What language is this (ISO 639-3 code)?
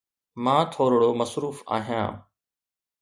snd